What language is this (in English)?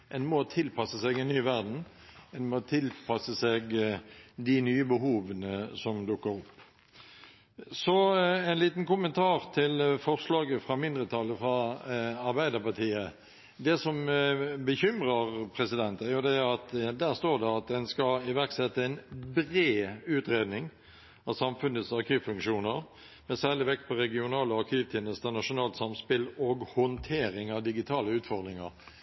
Norwegian Bokmål